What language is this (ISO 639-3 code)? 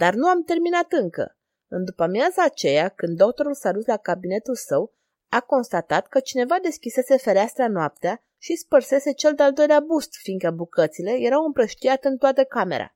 ron